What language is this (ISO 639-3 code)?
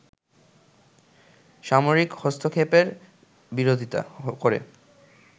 ben